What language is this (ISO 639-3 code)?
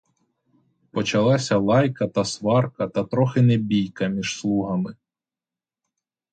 ukr